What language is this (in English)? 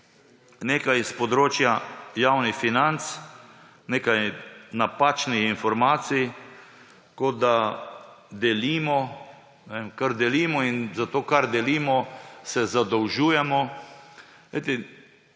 Slovenian